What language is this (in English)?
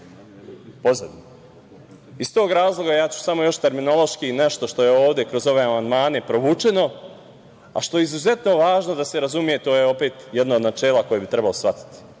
Serbian